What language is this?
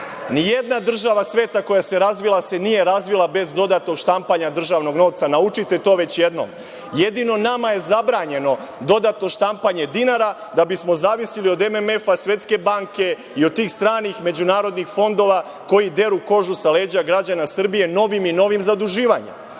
Serbian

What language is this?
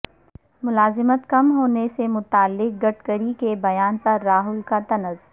Urdu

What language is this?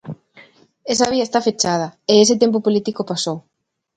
Galician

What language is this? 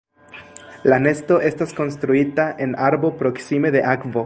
Esperanto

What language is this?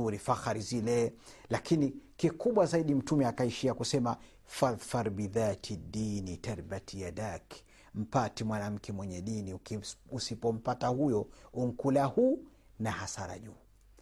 Swahili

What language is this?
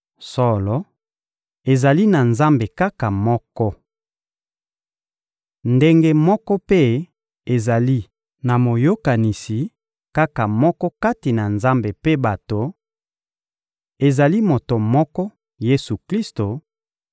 Lingala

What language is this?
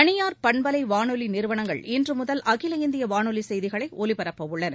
Tamil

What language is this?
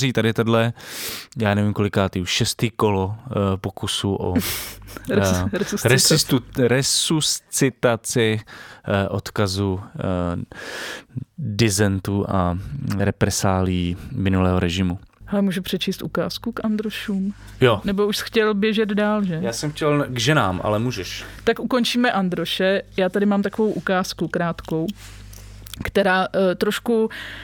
Czech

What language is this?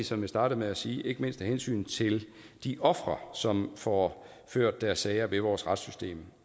Danish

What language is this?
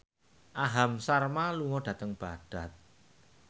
Javanese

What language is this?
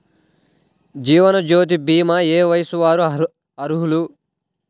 Telugu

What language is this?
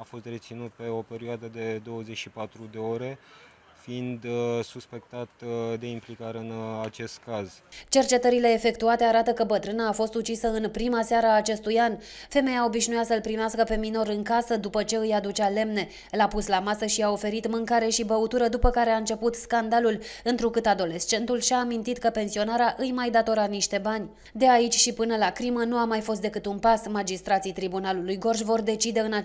Romanian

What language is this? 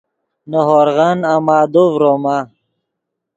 Yidgha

